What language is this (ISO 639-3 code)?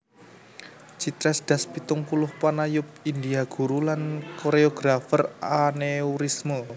jav